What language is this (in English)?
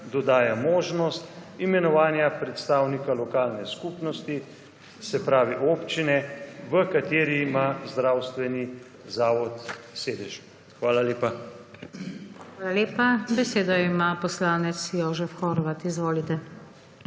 Slovenian